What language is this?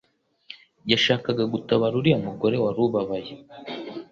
Kinyarwanda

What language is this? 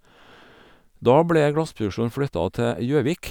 Norwegian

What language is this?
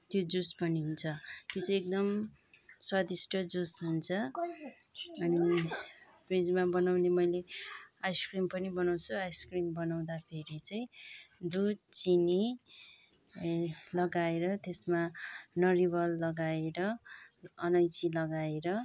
Nepali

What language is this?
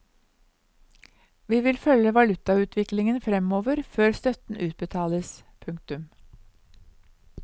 Norwegian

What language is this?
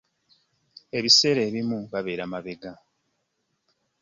Ganda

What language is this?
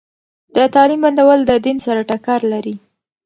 Pashto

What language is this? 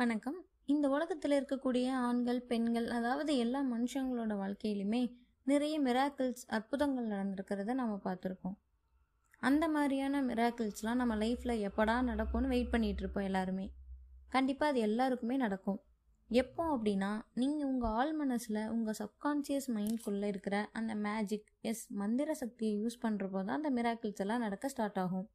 Tamil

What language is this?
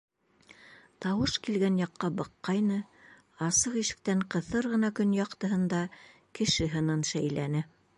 Bashkir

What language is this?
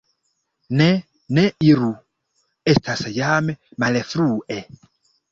Esperanto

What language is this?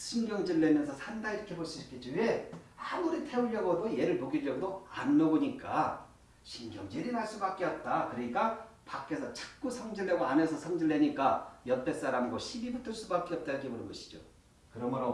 Korean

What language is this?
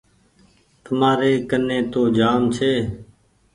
Goaria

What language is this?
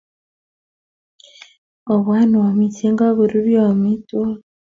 Kalenjin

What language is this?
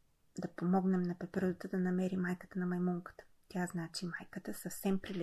Bulgarian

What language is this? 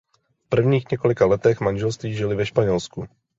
Czech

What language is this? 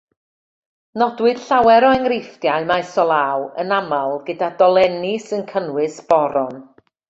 Welsh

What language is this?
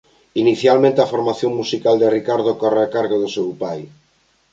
Galician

